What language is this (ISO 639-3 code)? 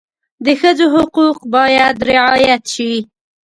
pus